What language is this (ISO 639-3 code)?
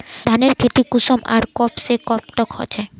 mag